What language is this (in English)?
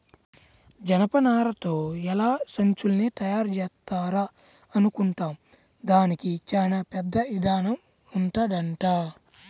Telugu